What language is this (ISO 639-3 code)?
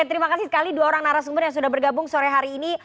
ind